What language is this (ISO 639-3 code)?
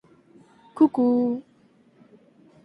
glg